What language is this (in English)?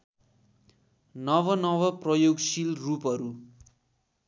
Nepali